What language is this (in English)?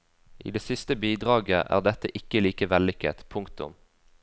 Norwegian